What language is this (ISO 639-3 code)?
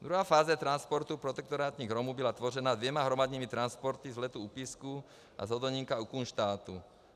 ces